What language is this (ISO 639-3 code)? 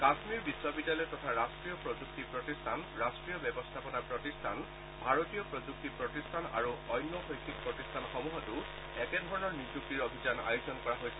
asm